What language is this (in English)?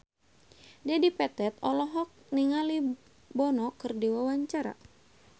Sundanese